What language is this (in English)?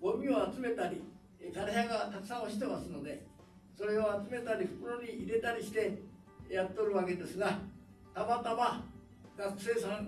Japanese